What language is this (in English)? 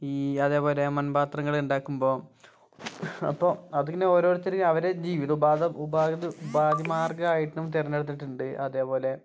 Malayalam